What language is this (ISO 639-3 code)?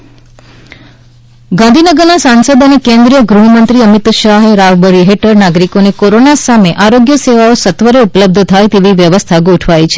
guj